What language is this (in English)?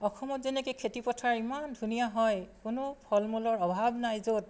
Assamese